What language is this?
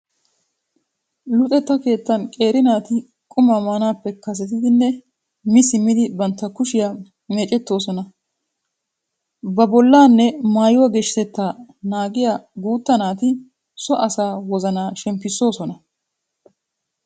Wolaytta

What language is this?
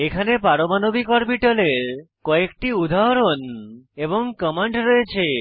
Bangla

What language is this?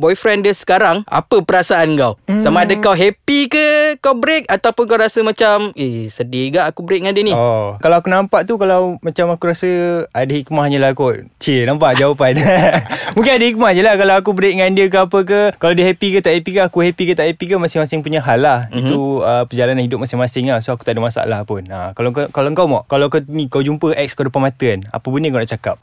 Malay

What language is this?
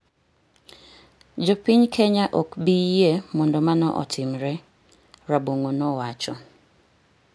Luo (Kenya and Tanzania)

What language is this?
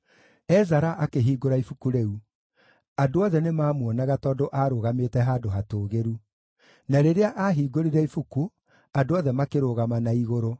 Kikuyu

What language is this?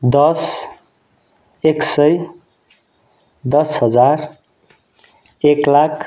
Nepali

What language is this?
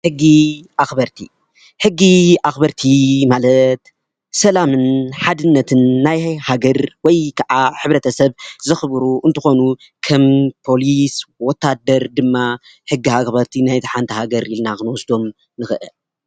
Tigrinya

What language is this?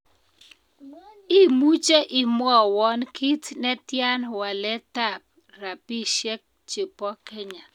Kalenjin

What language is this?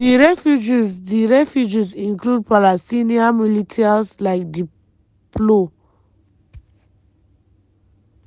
Nigerian Pidgin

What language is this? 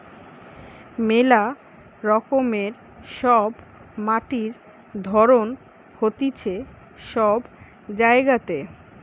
Bangla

